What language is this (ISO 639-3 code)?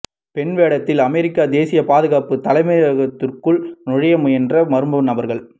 tam